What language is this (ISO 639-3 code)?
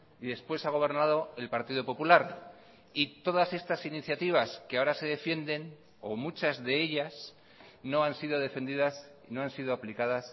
spa